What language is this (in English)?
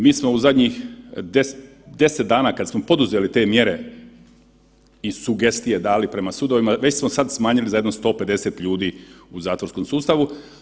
Croatian